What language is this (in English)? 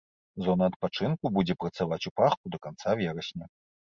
Belarusian